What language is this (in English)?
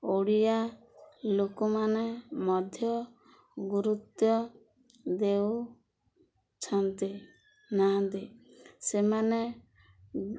Odia